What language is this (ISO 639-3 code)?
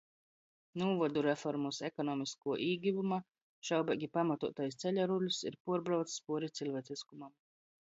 ltg